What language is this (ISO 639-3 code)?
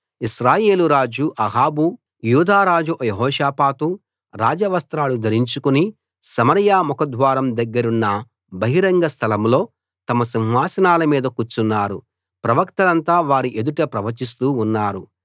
tel